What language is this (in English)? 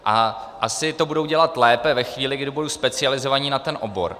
Czech